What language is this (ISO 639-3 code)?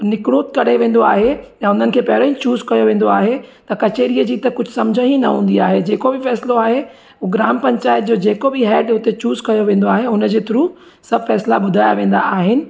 snd